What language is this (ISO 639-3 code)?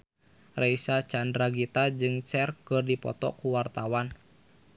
sun